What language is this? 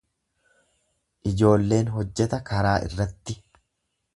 Oromo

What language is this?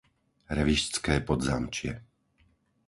Slovak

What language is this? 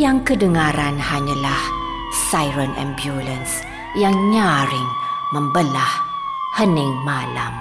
Malay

